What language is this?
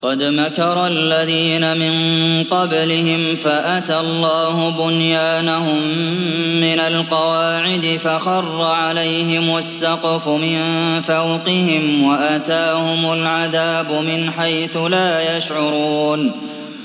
Arabic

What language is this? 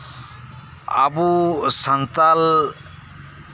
Santali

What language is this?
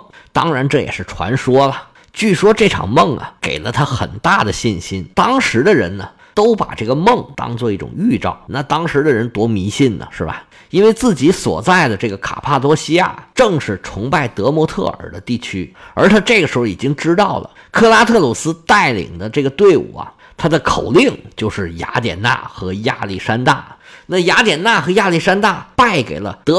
Chinese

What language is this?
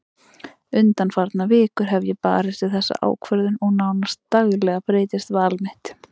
Icelandic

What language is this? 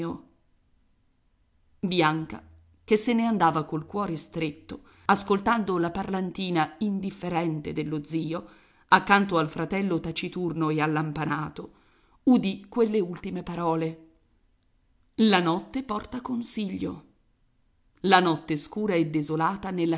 Italian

